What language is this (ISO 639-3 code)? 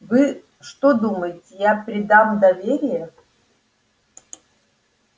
rus